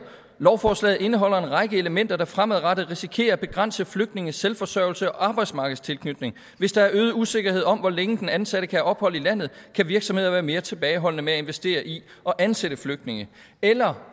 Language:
Danish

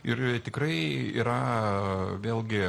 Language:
Lithuanian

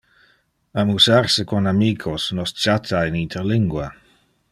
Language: Interlingua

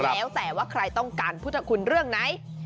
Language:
Thai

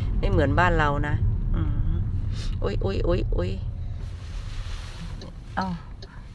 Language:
Thai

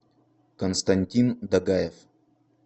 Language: Russian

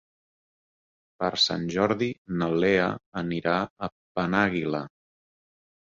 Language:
Catalan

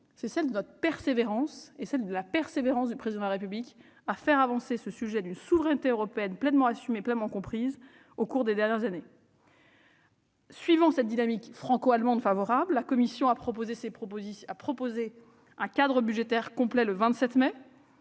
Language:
French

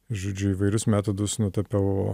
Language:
Lithuanian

